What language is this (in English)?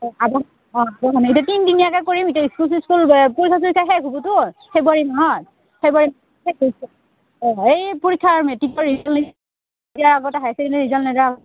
Assamese